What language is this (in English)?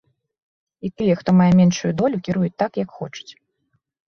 Belarusian